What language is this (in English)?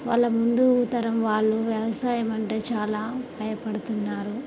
Telugu